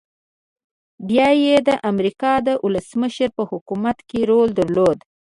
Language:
Pashto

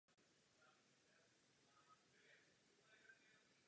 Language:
Czech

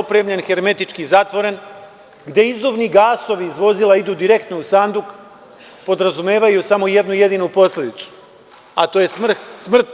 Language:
Serbian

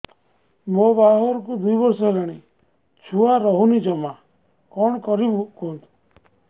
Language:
Odia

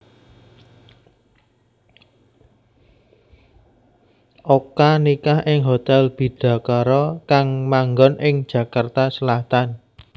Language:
Javanese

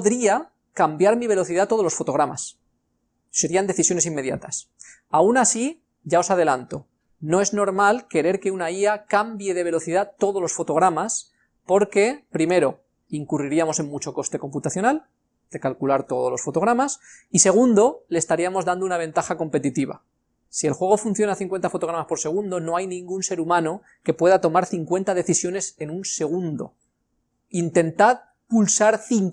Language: Spanish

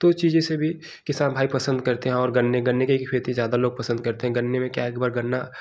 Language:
Hindi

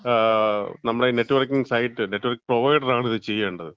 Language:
Malayalam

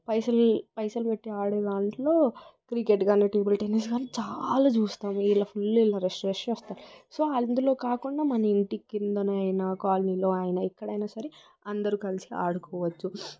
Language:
Telugu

